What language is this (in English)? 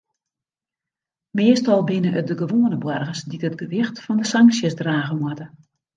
Western Frisian